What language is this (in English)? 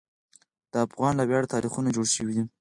Pashto